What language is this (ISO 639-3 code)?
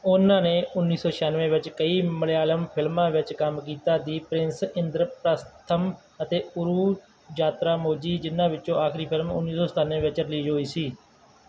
pan